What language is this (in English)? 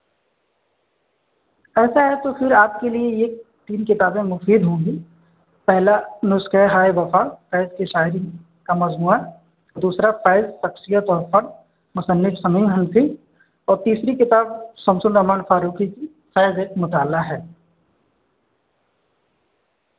Urdu